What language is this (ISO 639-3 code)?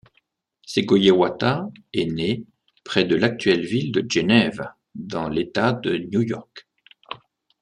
fra